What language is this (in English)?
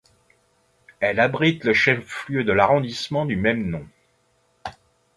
French